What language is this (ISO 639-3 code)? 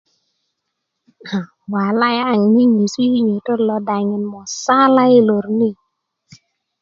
ukv